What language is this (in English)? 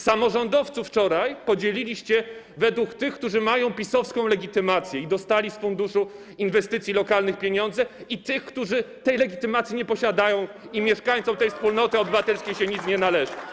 Polish